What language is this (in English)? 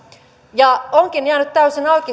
Finnish